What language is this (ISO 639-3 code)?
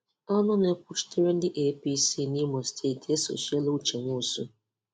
ibo